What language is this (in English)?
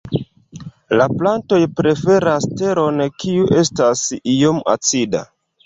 Esperanto